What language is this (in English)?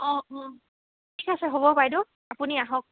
Assamese